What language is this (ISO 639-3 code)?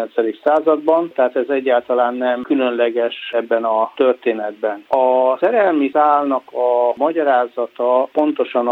hun